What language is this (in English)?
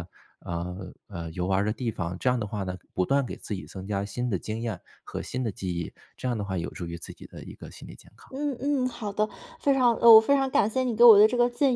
Chinese